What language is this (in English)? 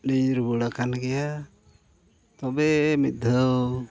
Santali